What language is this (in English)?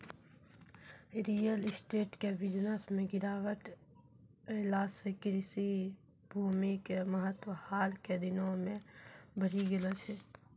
Maithili